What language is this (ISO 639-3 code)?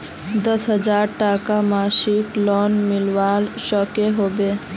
mag